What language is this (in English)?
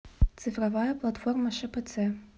Russian